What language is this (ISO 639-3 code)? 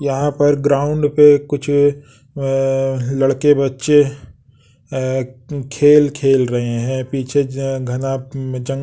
hin